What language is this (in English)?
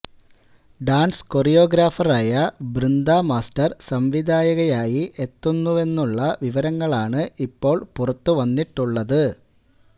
Malayalam